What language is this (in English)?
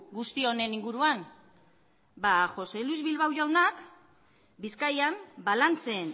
Basque